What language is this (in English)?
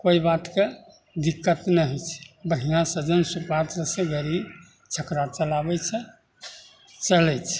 Maithili